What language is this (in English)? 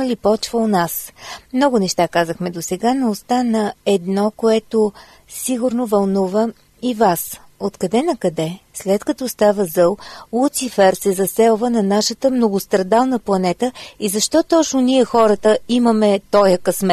Bulgarian